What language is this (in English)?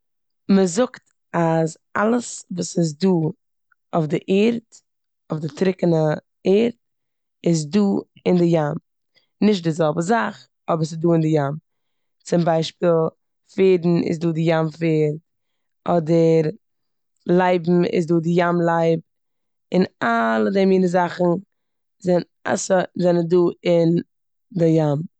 Yiddish